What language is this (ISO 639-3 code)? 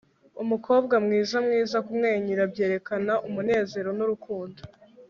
kin